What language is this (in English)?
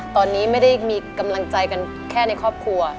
Thai